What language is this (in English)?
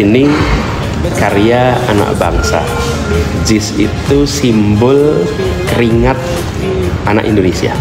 Indonesian